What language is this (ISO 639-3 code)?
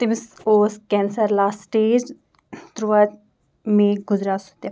kas